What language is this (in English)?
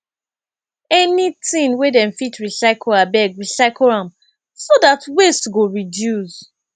Nigerian Pidgin